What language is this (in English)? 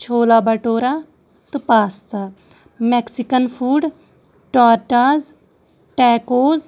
Kashmiri